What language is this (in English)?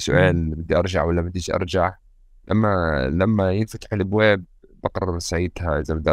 Arabic